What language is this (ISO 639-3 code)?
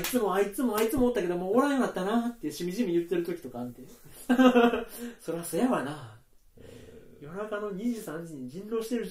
jpn